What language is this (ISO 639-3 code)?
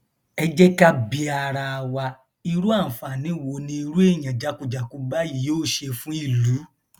yor